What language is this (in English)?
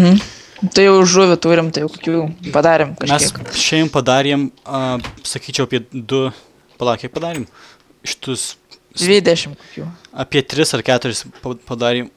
Lithuanian